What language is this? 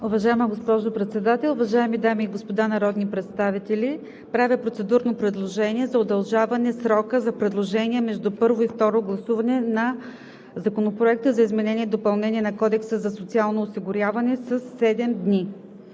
Bulgarian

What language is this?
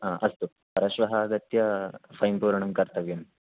Sanskrit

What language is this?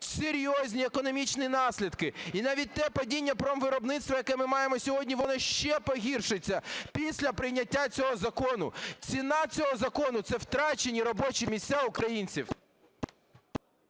Ukrainian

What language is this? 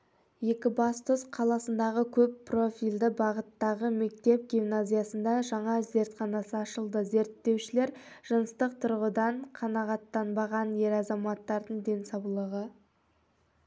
Kazakh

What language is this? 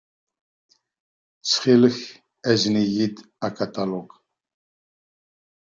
Kabyle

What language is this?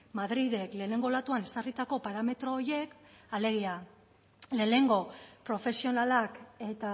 Basque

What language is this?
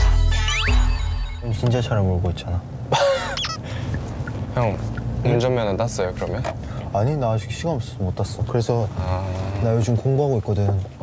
Korean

